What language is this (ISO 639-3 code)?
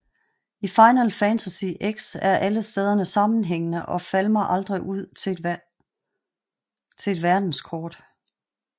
dan